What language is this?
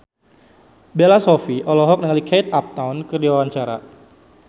Sundanese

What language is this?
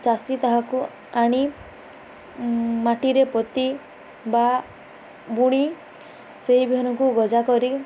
Odia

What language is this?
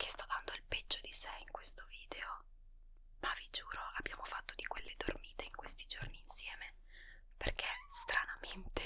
Italian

